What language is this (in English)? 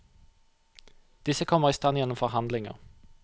Norwegian